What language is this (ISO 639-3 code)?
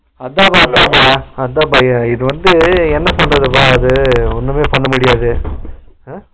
tam